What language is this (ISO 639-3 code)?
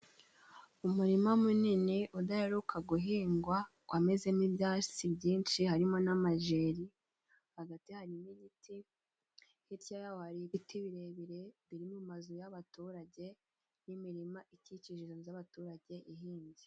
kin